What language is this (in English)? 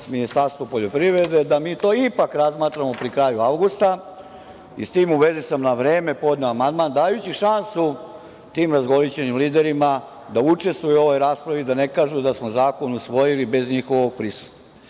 Serbian